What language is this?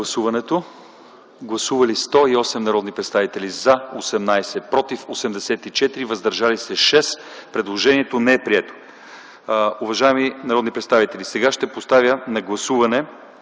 Bulgarian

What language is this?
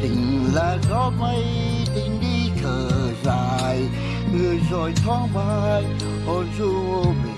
Vietnamese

